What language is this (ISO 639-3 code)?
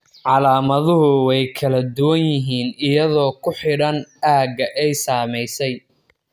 som